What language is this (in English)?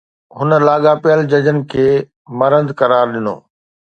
Sindhi